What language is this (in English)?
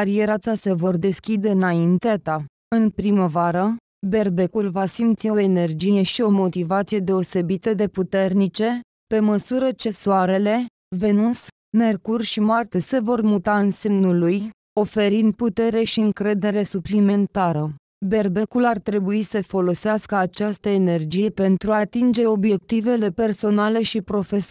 Romanian